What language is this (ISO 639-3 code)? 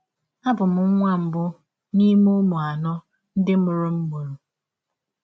ibo